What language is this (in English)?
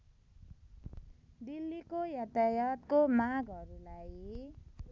Nepali